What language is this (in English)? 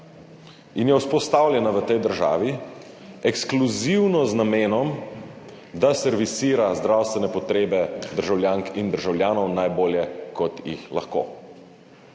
Slovenian